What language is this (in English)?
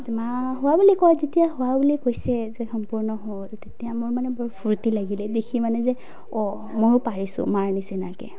Assamese